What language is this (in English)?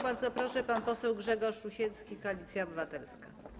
Polish